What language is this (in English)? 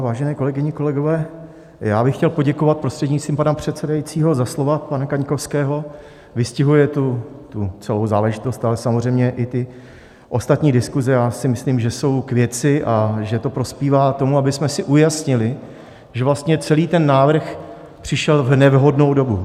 Czech